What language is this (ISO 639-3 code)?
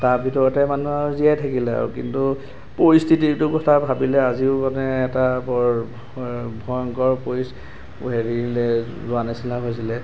asm